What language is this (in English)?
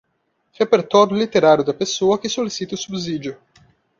Portuguese